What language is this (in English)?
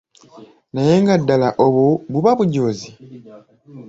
Ganda